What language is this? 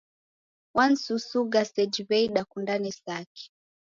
Taita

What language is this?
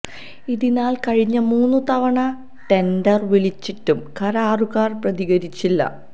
Malayalam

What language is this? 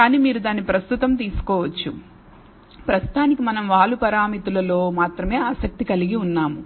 Telugu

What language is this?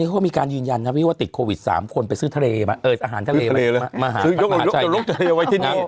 Thai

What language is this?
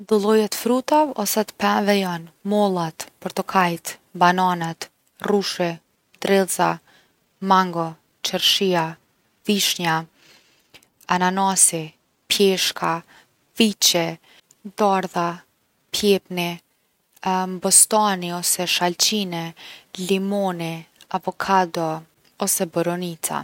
Gheg Albanian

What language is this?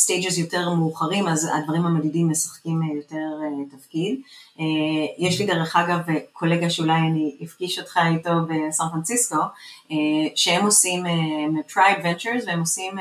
Hebrew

